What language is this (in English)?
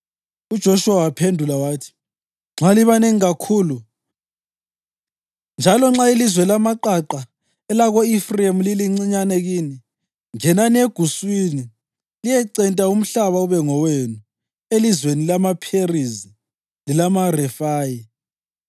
North Ndebele